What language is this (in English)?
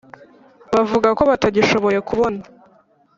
Kinyarwanda